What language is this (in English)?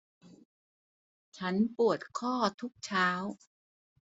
Thai